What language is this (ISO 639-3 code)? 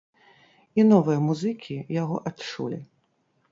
bel